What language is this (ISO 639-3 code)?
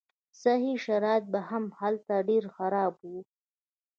pus